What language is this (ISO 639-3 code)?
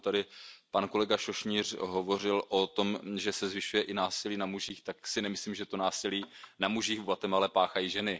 ces